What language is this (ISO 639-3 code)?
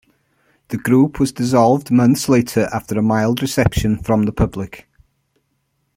eng